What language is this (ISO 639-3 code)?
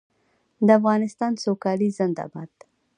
pus